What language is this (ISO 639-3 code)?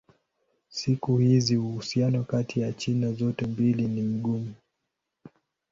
swa